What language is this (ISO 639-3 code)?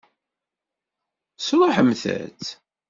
kab